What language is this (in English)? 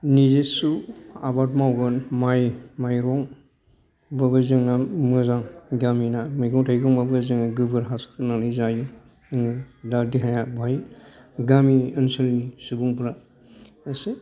Bodo